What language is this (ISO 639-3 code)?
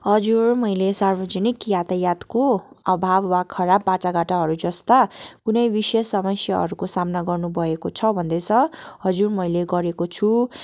nep